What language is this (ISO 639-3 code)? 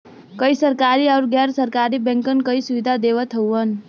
bho